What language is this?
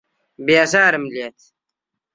Central Kurdish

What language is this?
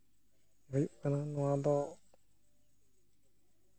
Santali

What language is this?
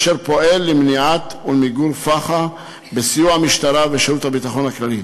Hebrew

